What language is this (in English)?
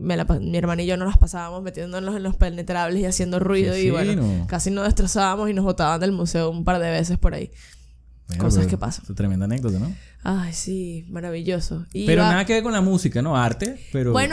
Spanish